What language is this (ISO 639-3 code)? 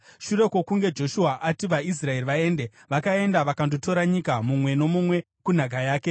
sna